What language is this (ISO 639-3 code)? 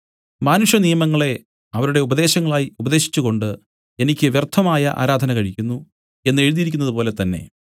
mal